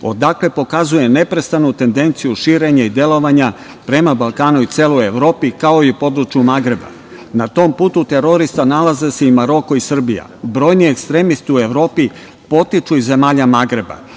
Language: Serbian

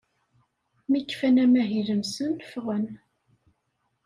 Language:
Kabyle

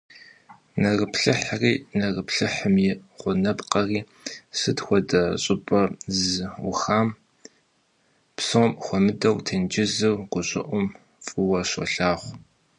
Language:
Kabardian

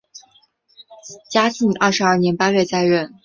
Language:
Chinese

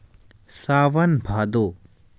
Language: Chhattisgarhi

